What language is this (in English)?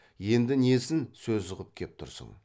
Kazakh